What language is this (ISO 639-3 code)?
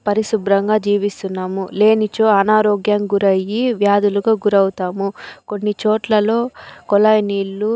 tel